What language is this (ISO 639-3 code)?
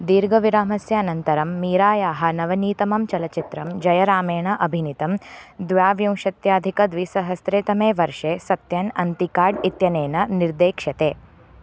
san